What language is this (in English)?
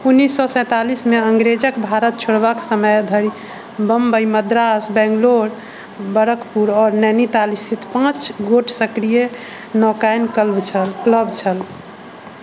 Maithili